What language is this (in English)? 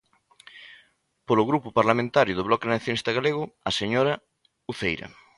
Galician